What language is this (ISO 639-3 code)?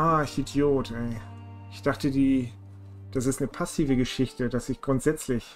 deu